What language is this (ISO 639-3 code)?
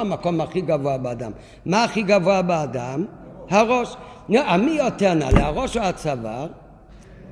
heb